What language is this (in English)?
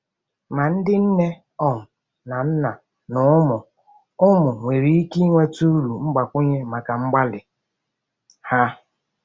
Igbo